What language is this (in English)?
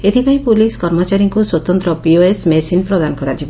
Odia